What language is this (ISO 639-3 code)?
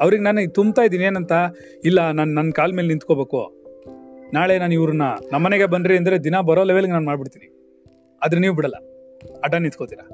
kan